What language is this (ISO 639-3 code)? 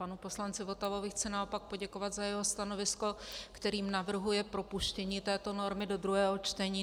ces